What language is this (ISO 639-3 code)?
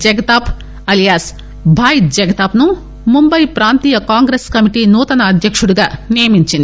tel